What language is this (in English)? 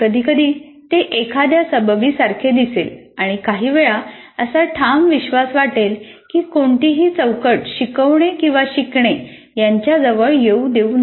Marathi